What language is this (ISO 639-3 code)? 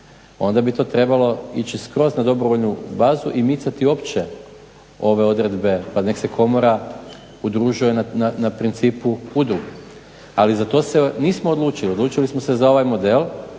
hrv